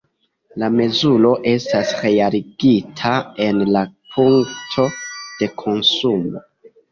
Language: Esperanto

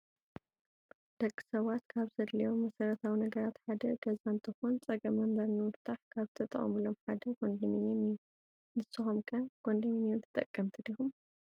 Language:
Tigrinya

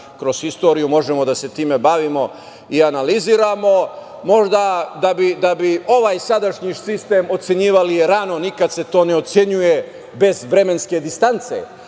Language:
Serbian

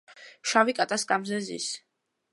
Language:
Georgian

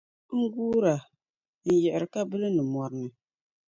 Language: Dagbani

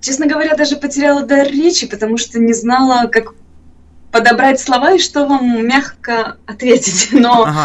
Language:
Russian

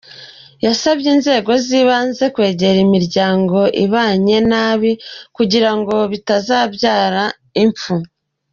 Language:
Kinyarwanda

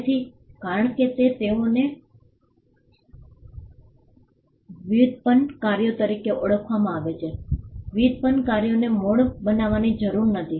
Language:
Gujarati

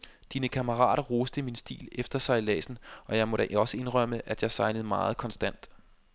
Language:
Danish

